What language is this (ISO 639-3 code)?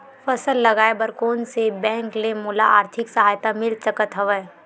hne